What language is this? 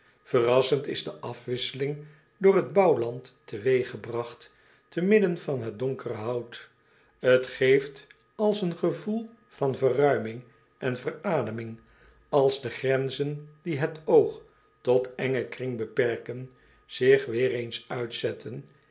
Dutch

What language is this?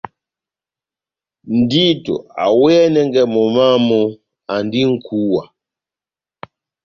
Batanga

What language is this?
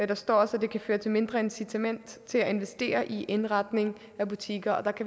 Danish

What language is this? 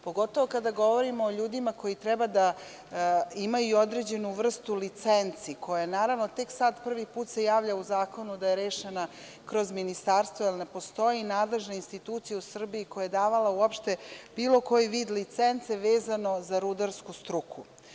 Serbian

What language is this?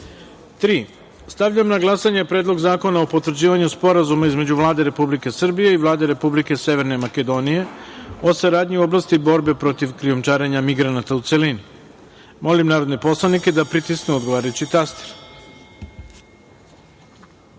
Serbian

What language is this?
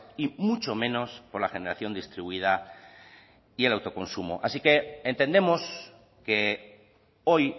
Spanish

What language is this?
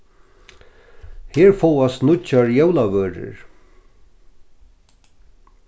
Faroese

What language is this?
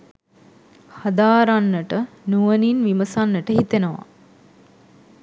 Sinhala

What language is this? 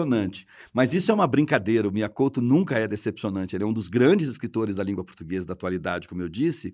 Portuguese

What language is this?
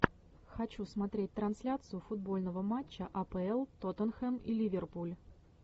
Russian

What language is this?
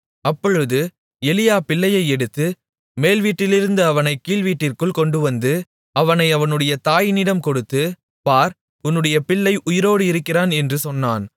Tamil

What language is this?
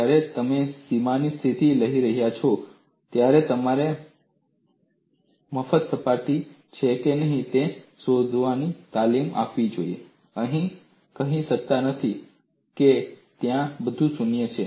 Gujarati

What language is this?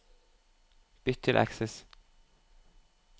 Norwegian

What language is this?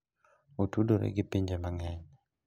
Luo (Kenya and Tanzania)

